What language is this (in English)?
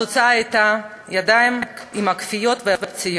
Hebrew